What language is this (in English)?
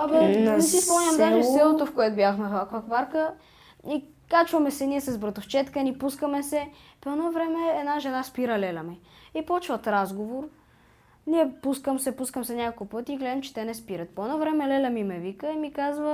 Bulgarian